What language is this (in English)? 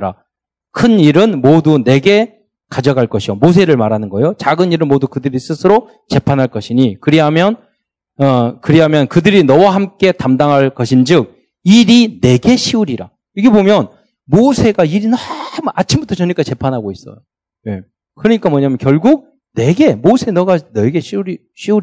Korean